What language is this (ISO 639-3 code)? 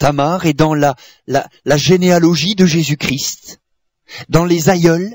fra